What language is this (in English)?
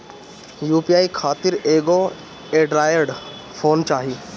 Bhojpuri